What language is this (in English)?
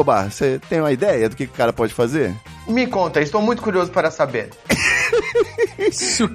Portuguese